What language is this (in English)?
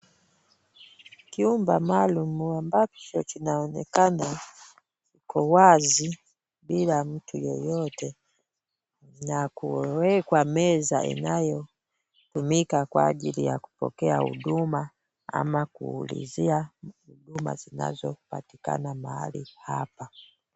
Swahili